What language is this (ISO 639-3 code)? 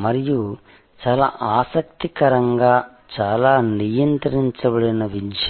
tel